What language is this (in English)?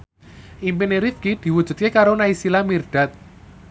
Javanese